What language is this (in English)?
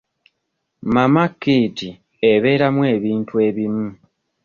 Ganda